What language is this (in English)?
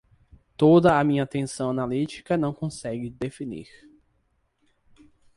Portuguese